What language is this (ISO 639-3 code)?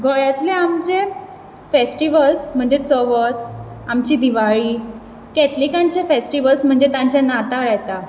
kok